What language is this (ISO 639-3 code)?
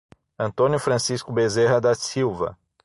por